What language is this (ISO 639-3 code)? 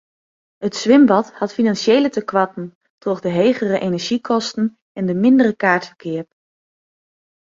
fry